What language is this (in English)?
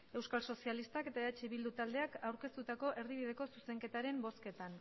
Basque